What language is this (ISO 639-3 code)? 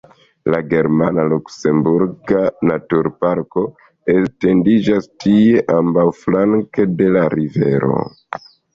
epo